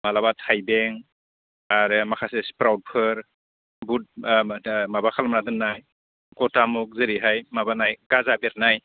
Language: Bodo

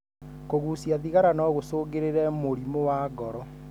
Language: Kikuyu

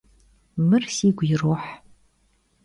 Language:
Kabardian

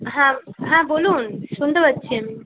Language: Bangla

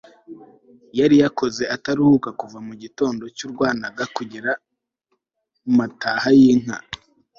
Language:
Kinyarwanda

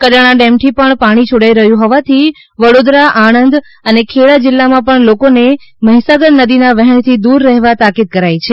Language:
Gujarati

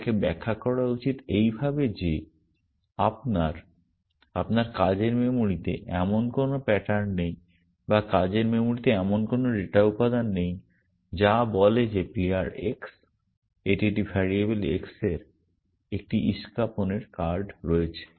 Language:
Bangla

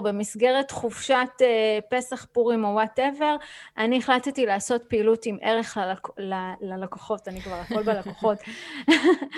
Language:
Hebrew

